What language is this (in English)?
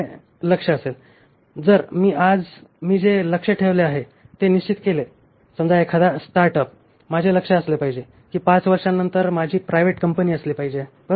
Marathi